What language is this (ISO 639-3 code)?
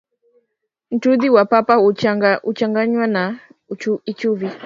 swa